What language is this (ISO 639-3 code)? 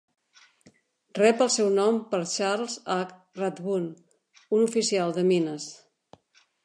cat